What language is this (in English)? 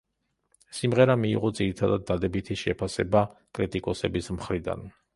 Georgian